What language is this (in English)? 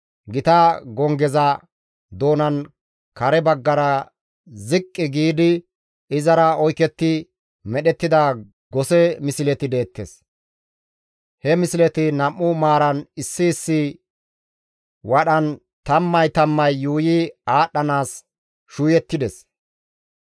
Gamo